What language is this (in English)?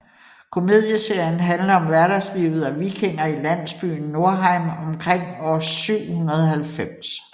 Danish